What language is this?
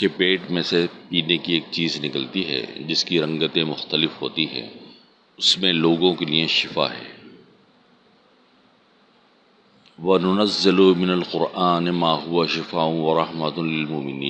Urdu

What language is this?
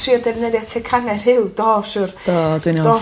Welsh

